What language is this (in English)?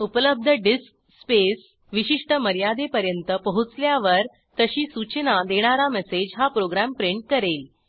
Marathi